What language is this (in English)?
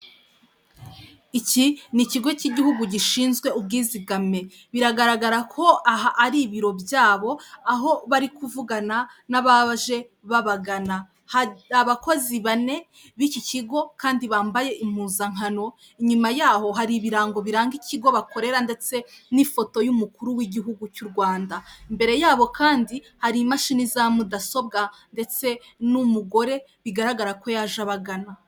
Kinyarwanda